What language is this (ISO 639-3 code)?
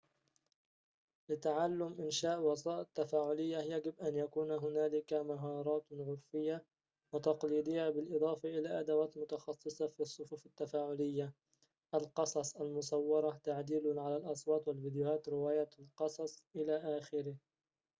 ara